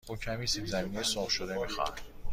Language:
Persian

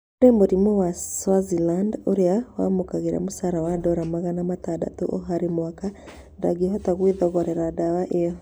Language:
Kikuyu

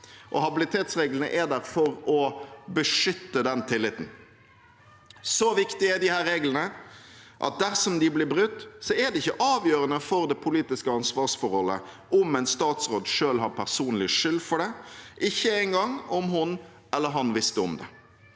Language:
Norwegian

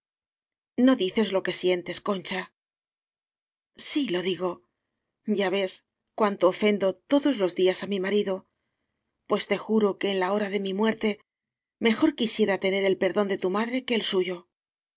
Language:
Spanish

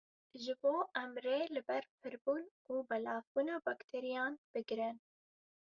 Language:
Kurdish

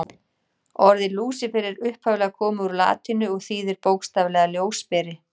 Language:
Icelandic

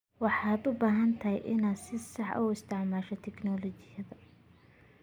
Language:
Somali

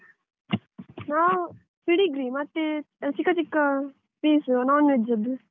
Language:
Kannada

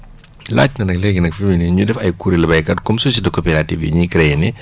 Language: Wolof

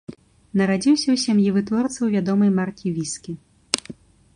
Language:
Belarusian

